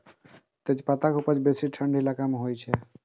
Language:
Maithili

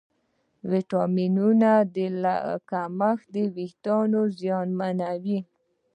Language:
Pashto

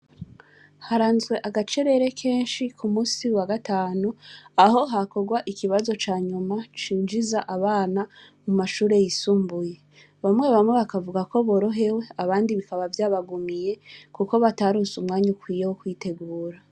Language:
Rundi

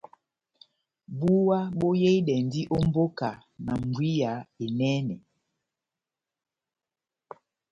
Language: Batanga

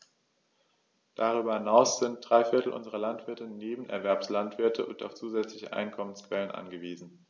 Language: German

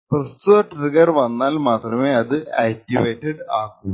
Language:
Malayalam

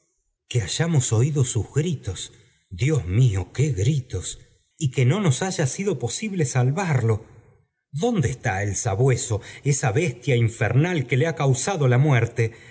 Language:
Spanish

